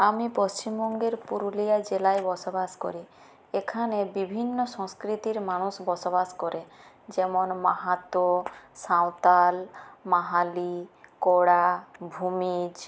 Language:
Bangla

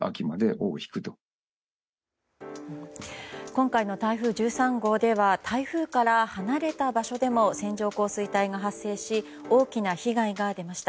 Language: Japanese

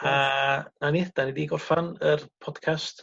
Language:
Welsh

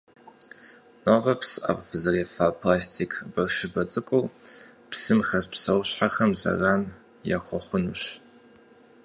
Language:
Kabardian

